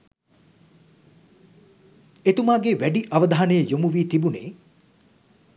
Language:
Sinhala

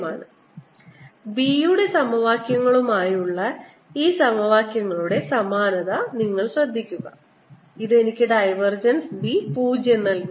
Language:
Malayalam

